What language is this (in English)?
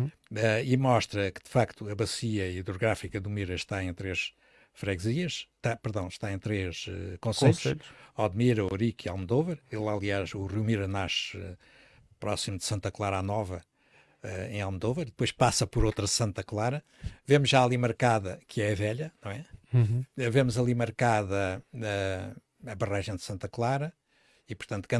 Portuguese